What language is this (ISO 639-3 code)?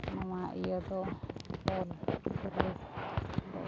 sat